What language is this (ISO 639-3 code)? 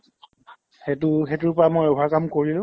asm